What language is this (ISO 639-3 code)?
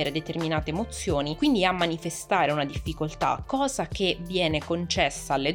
ita